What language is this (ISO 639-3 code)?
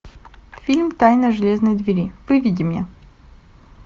rus